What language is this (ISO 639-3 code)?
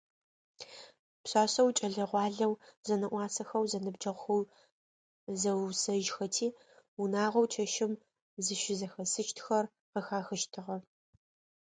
ady